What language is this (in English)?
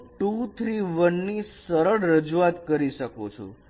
Gujarati